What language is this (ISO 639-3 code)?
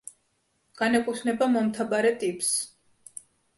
kat